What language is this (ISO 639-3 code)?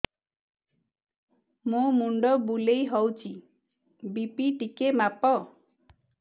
ori